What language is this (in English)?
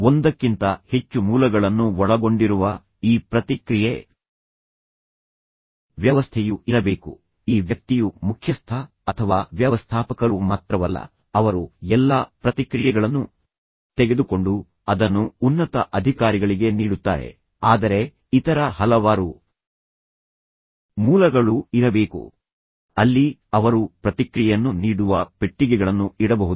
Kannada